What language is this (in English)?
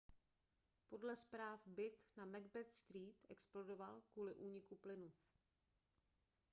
Czech